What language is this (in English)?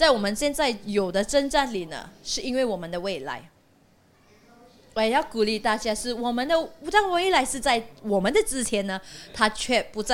Chinese